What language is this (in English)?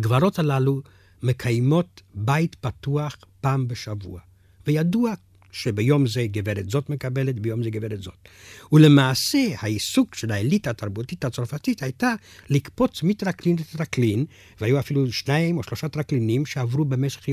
Hebrew